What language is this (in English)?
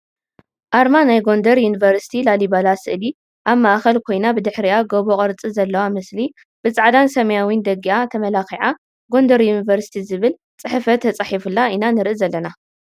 Tigrinya